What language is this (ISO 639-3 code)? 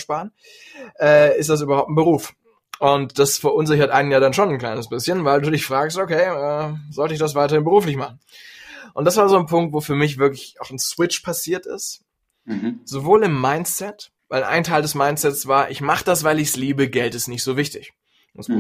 deu